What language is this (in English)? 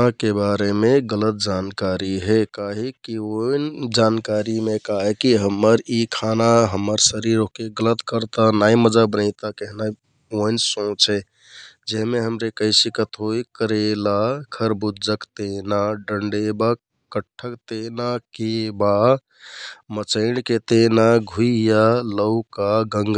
Kathoriya Tharu